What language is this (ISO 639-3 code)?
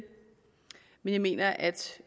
dan